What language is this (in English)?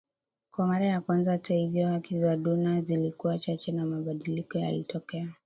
Swahili